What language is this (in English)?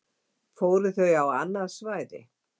Icelandic